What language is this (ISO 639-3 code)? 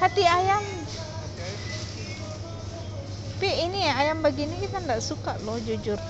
ind